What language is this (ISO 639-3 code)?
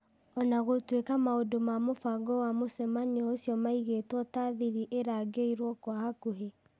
kik